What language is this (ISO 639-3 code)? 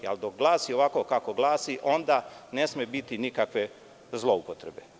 srp